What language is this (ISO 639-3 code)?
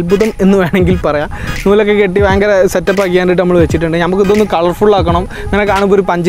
eng